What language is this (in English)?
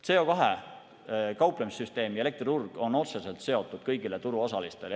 Estonian